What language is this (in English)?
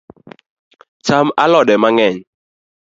Luo (Kenya and Tanzania)